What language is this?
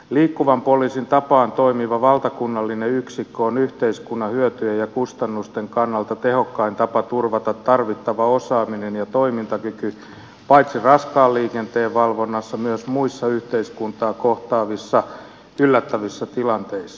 Finnish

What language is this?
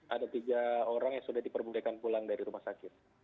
Indonesian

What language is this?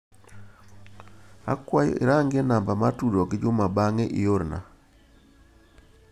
Luo (Kenya and Tanzania)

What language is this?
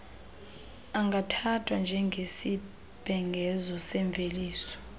Xhosa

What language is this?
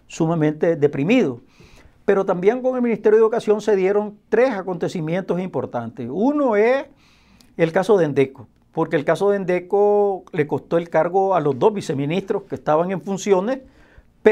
Spanish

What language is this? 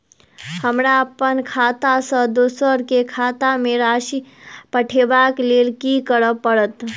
Maithili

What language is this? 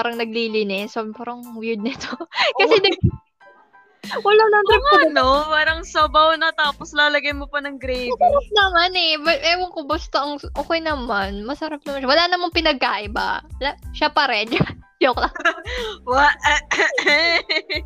Filipino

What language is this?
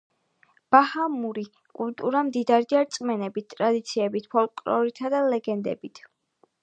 Georgian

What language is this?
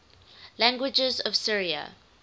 English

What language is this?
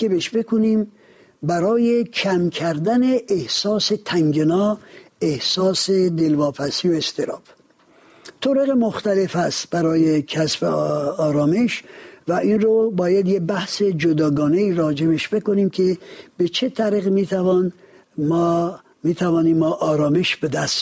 Persian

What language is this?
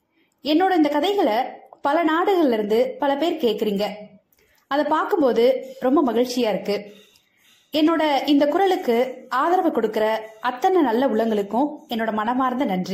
Tamil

